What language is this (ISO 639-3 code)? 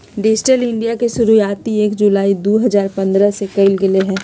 mag